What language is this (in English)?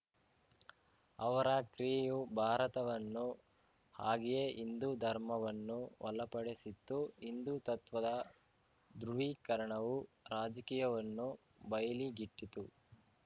Kannada